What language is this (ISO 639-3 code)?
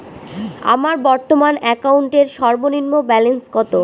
ben